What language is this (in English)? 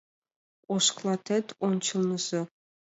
Mari